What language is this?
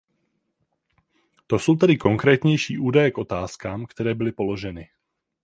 Czech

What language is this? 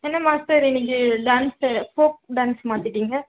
Tamil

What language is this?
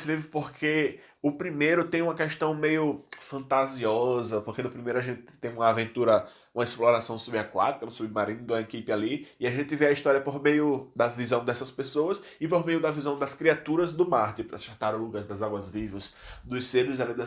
Portuguese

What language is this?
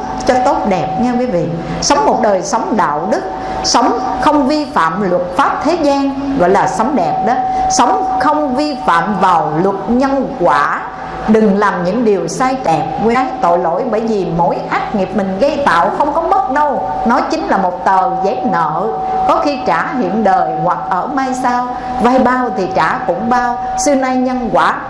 Vietnamese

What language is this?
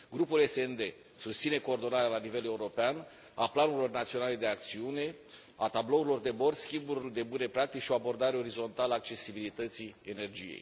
Romanian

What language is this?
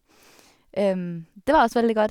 Norwegian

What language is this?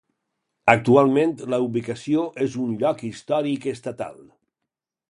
Catalan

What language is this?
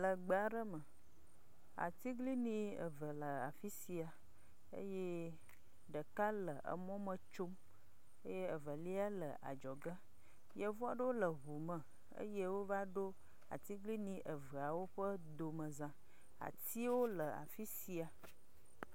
Ewe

